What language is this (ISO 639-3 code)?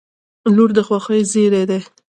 pus